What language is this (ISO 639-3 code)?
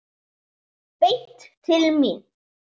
isl